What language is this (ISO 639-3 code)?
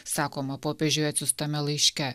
lit